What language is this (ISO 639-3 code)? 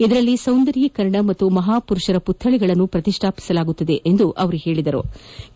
kan